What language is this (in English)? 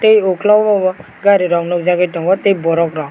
Kok Borok